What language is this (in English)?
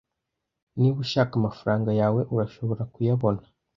Kinyarwanda